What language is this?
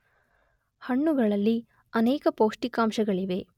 Kannada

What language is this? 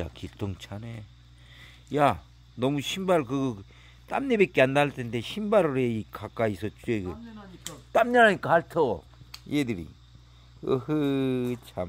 Korean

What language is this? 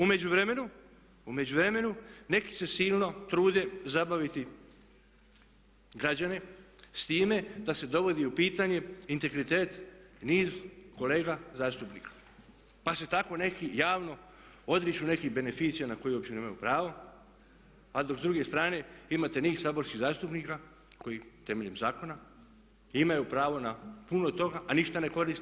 Croatian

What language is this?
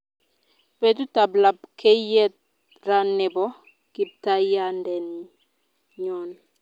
Kalenjin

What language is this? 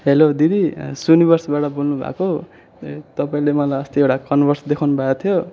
Nepali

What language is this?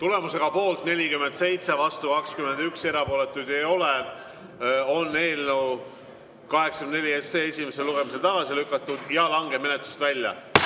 Estonian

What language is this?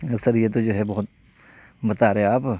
Urdu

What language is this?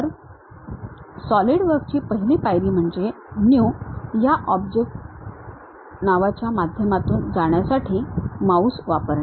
Marathi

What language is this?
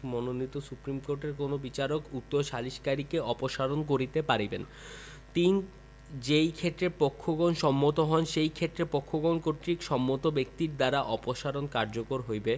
Bangla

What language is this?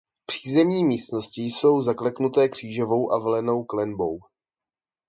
Czech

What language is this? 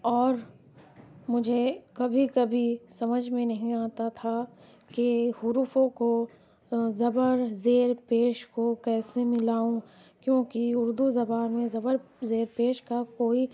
Urdu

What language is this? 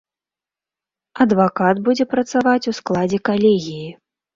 Belarusian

